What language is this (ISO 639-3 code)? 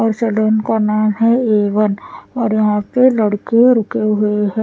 hin